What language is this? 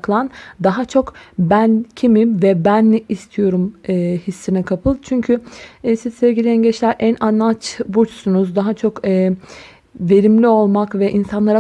Turkish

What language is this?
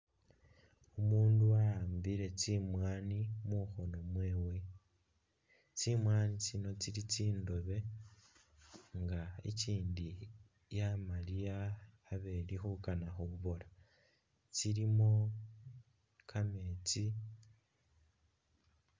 Masaaba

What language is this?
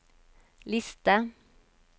Norwegian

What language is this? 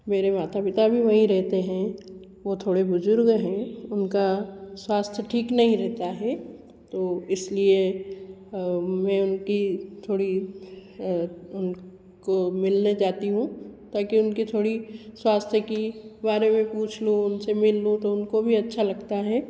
Hindi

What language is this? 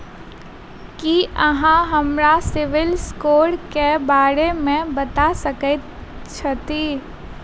Maithili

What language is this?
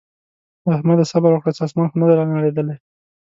Pashto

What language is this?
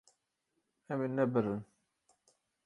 Kurdish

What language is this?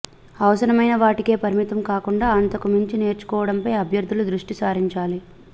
Telugu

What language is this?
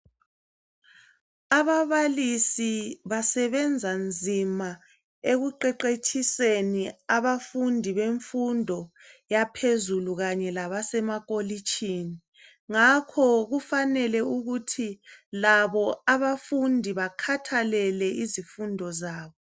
North Ndebele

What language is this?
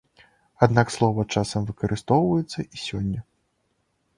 Belarusian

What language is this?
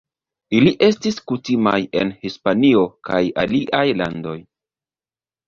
Esperanto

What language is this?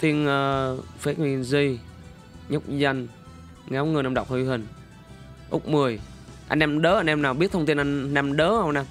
Vietnamese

